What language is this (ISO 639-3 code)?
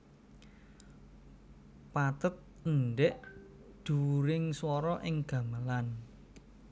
jav